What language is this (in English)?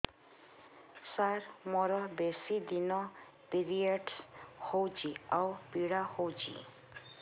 Odia